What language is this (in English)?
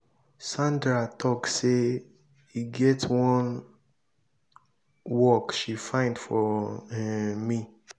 Nigerian Pidgin